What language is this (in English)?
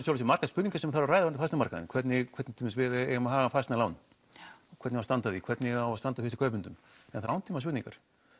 Icelandic